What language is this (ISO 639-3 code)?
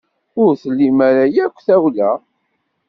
kab